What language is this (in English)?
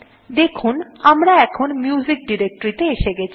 Bangla